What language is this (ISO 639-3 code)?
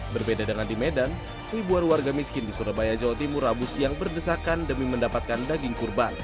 ind